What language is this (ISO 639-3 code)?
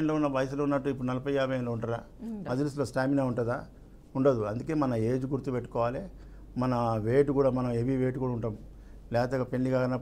tel